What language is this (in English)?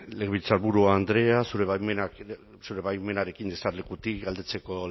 Basque